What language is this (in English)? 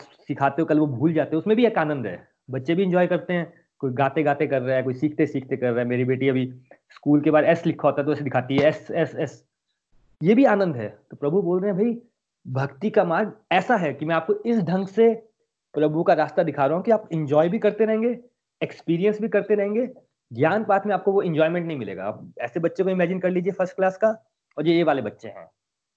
Hindi